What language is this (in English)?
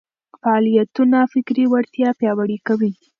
Pashto